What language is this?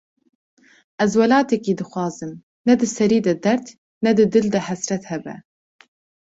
Kurdish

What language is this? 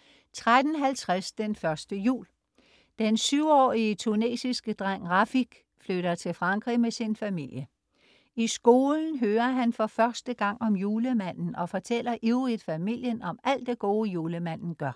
Danish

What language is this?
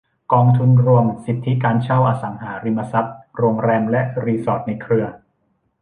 Thai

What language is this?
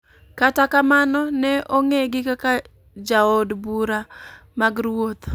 Luo (Kenya and Tanzania)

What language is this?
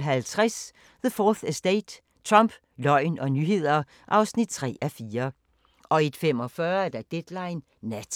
Danish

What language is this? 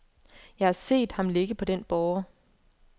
Danish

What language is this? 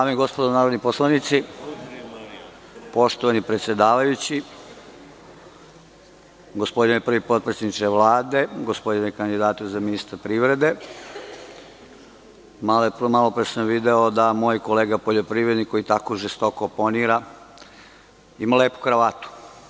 Serbian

